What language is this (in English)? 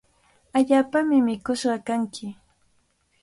Cajatambo North Lima Quechua